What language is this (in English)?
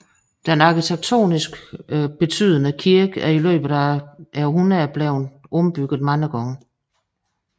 Danish